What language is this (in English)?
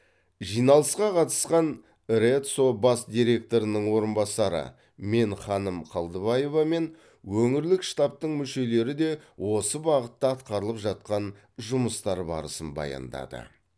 Kazakh